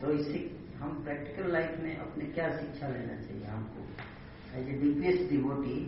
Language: Hindi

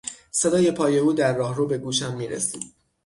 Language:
Persian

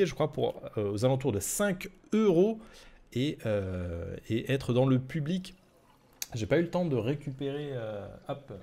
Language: French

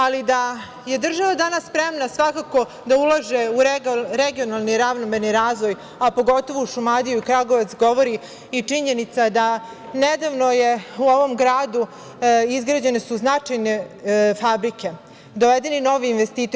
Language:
Serbian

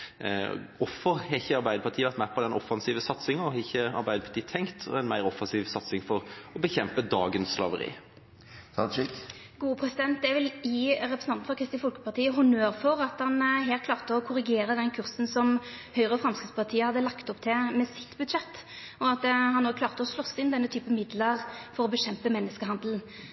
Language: Norwegian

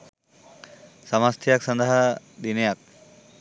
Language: Sinhala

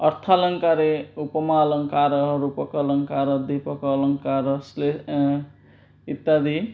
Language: Sanskrit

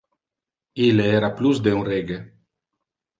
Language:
Interlingua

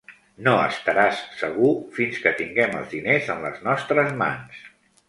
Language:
Catalan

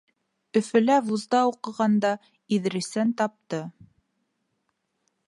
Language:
Bashkir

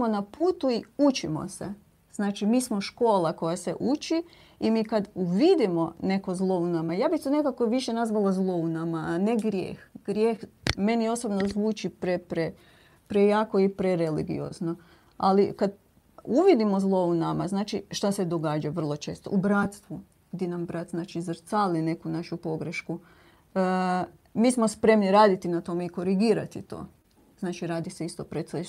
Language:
Croatian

